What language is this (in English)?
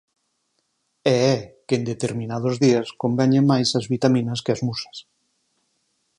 Galician